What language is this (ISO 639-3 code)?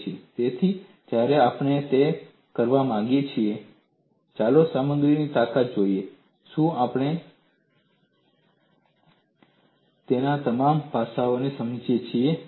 guj